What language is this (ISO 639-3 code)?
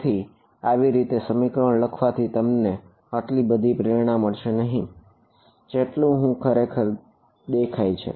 guj